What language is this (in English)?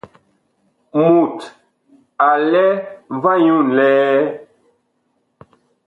Bakoko